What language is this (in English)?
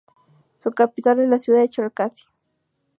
Spanish